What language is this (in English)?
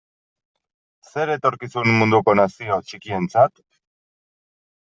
Basque